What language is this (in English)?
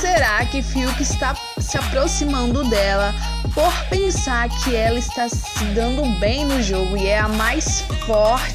Portuguese